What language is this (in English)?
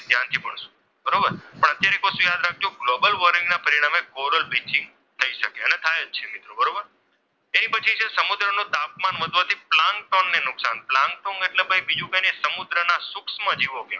Gujarati